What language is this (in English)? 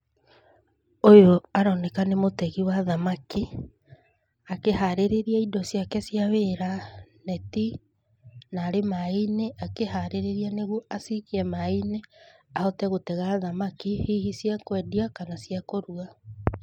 Kikuyu